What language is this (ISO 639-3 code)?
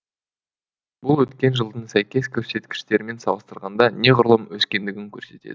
kaz